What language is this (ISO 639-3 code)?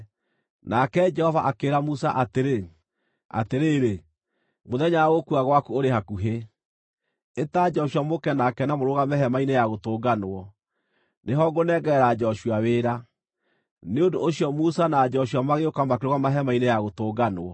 kik